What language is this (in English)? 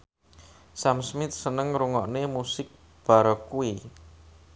Javanese